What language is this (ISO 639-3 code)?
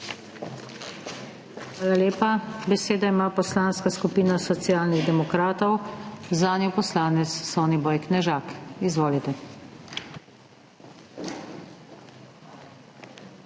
slv